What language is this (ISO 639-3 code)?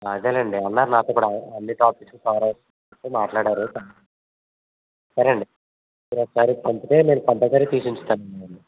tel